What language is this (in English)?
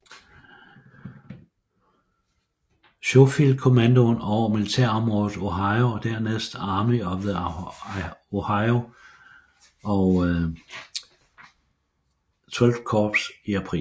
Danish